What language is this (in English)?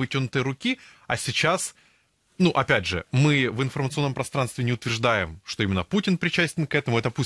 Russian